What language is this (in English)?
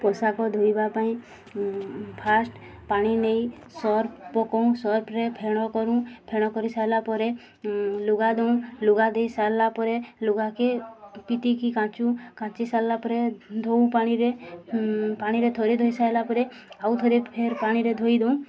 Odia